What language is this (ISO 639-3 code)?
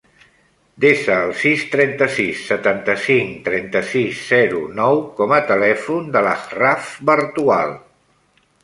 cat